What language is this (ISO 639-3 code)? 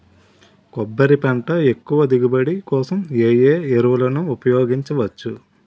tel